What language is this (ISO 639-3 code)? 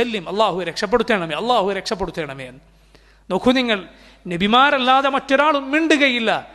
ara